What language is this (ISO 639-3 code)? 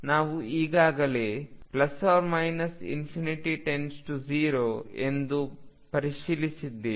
kan